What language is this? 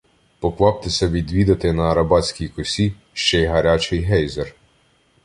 Ukrainian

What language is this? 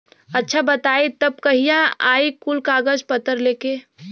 Bhojpuri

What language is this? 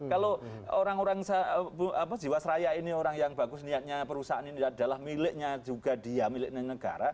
Indonesian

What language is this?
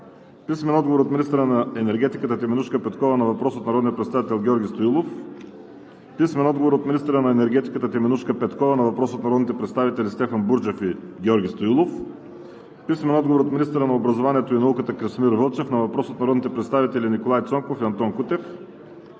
Bulgarian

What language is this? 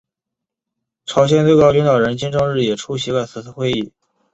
Chinese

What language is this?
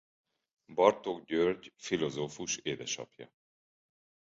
Hungarian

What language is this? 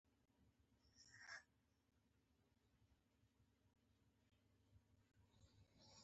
Pashto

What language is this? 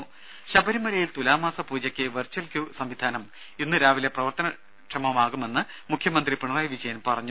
Malayalam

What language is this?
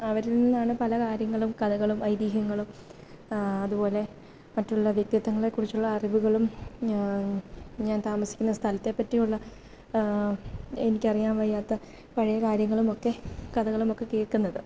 Malayalam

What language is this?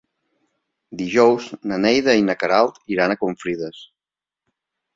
Catalan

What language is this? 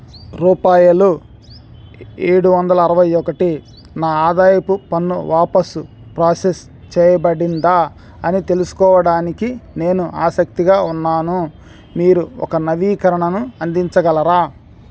Telugu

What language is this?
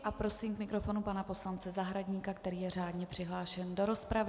Czech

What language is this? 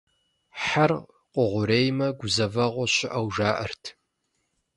Kabardian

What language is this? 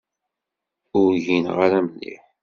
Kabyle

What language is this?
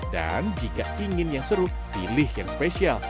Indonesian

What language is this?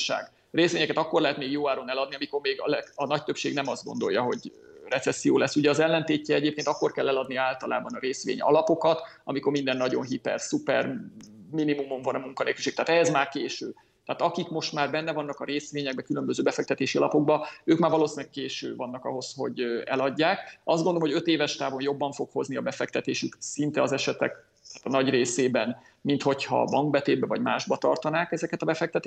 Hungarian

